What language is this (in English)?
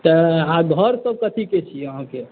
Maithili